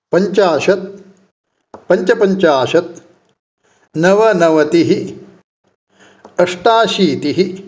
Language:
Sanskrit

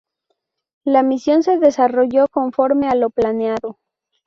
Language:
Spanish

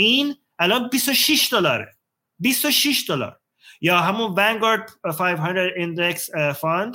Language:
Persian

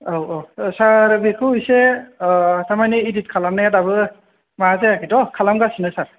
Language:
Bodo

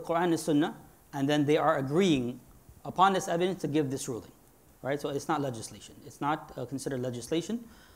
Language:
English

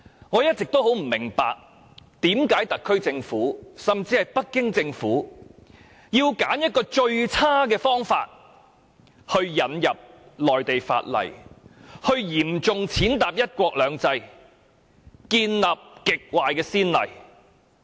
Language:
Cantonese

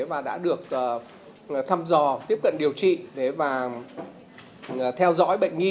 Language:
Vietnamese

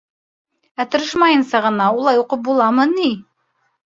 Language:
Bashkir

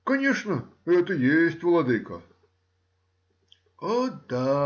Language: Russian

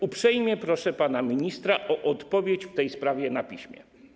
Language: Polish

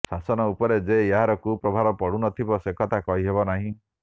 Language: Odia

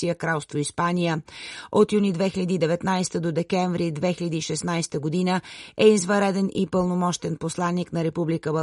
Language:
Bulgarian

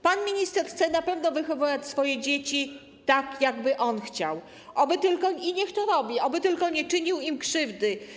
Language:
Polish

